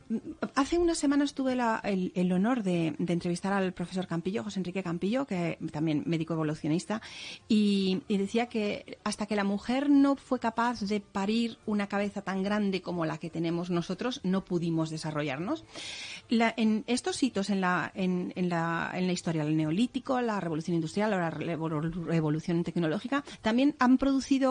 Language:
Spanish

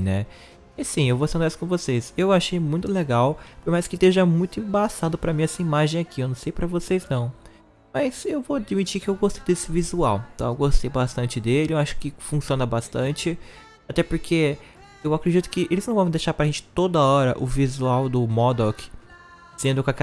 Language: Portuguese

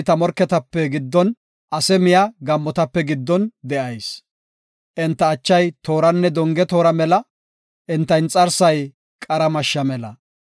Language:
Gofa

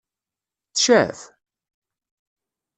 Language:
Kabyle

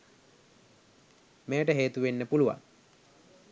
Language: Sinhala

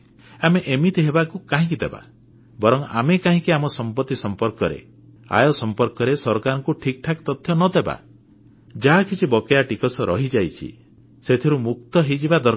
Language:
Odia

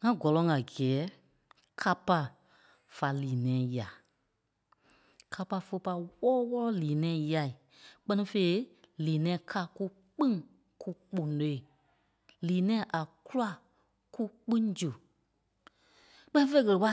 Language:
Kpelle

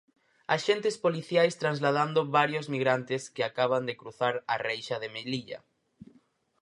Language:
Galician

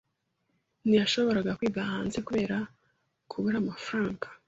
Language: Kinyarwanda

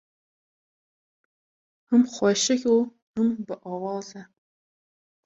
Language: Kurdish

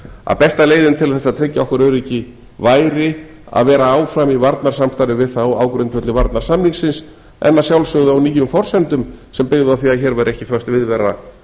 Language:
Icelandic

